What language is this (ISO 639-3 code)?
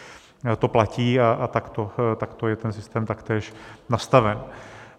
ces